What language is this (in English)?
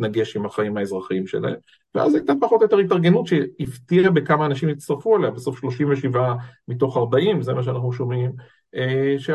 Hebrew